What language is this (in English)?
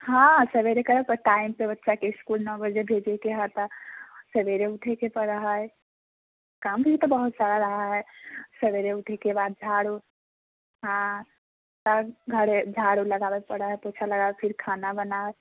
Maithili